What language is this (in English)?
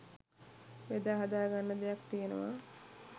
Sinhala